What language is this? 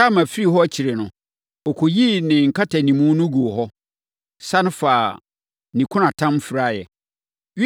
Akan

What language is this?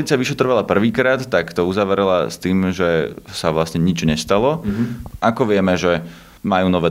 Slovak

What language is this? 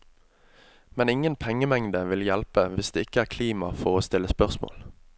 Norwegian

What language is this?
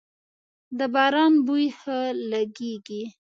Pashto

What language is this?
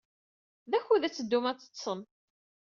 Kabyle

